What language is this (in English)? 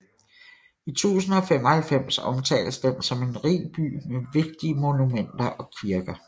Danish